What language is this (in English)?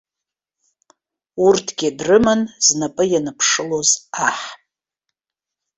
Abkhazian